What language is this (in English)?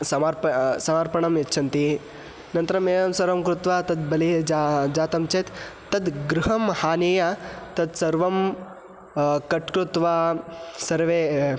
Sanskrit